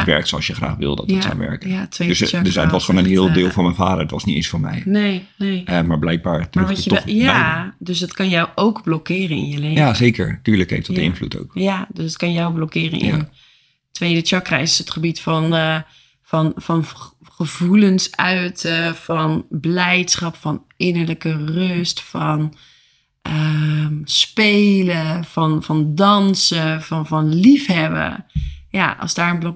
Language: Dutch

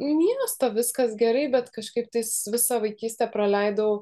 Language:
Lithuanian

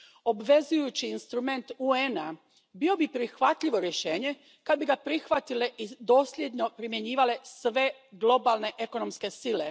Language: Croatian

